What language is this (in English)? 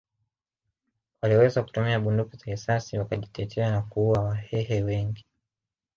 Swahili